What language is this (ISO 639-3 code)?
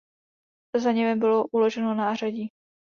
ces